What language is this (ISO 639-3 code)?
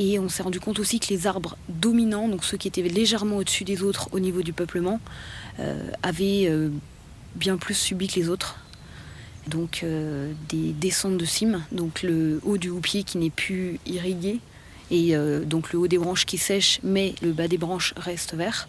fra